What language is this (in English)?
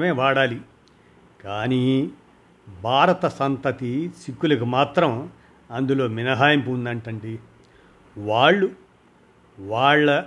Telugu